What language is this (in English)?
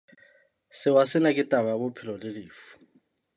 Southern Sotho